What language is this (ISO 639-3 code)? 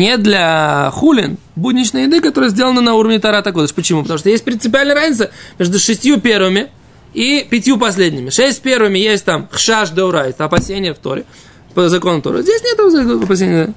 rus